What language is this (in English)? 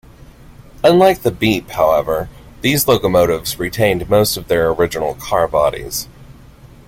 English